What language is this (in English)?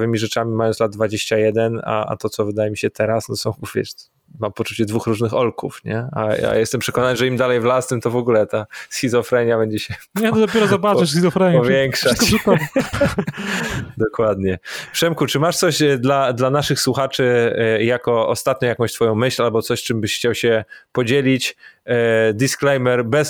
Polish